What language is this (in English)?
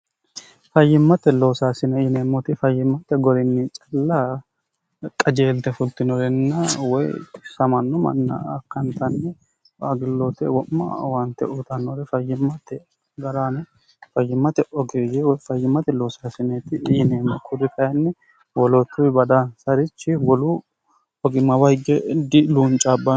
Sidamo